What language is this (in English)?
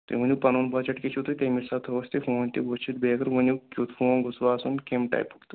Kashmiri